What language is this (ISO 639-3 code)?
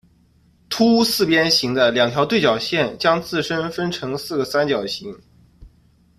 zho